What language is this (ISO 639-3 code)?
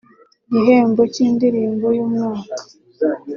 kin